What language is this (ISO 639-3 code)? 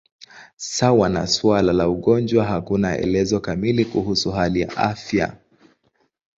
swa